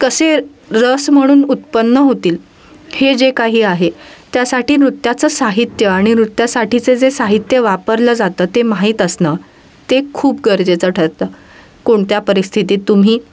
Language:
Marathi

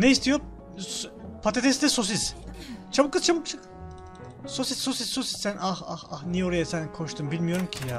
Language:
Turkish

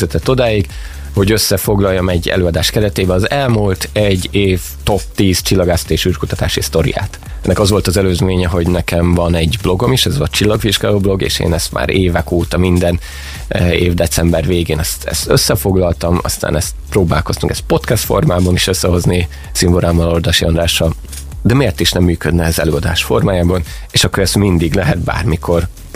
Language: Hungarian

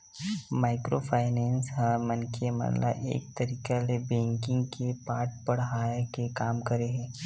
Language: Chhattisgarhi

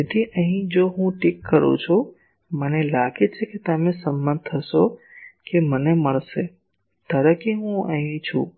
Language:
Gujarati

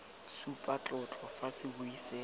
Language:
Tswana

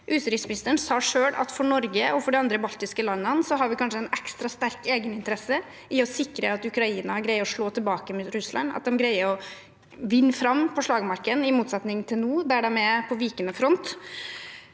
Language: Norwegian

